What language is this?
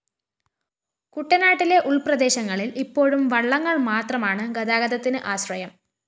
Malayalam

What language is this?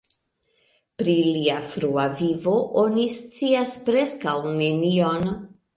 Esperanto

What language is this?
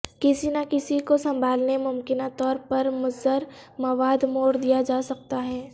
Urdu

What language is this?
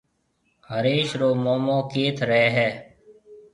Marwari (Pakistan)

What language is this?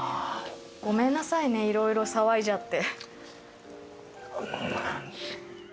Japanese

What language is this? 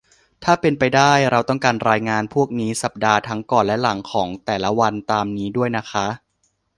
Thai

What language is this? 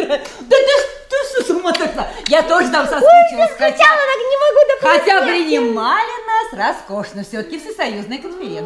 Russian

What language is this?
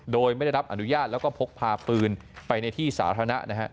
Thai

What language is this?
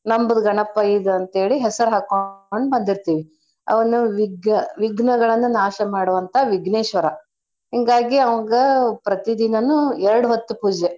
Kannada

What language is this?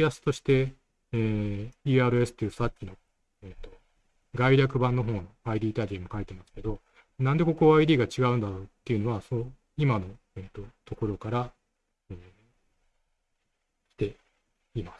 Japanese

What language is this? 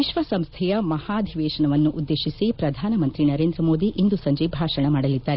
Kannada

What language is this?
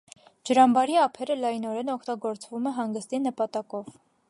Armenian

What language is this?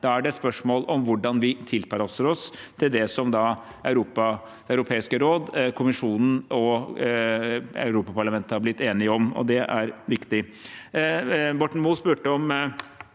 Norwegian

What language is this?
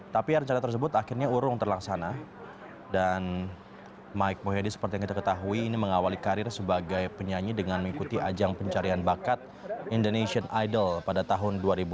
Indonesian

